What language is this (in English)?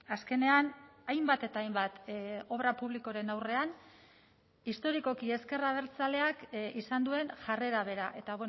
Basque